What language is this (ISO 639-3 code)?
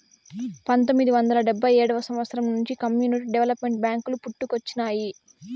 tel